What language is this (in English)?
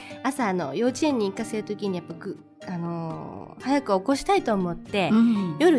Japanese